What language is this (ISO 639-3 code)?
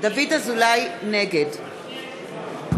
heb